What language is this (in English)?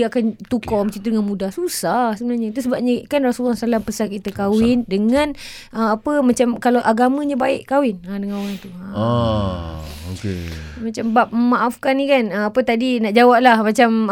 Malay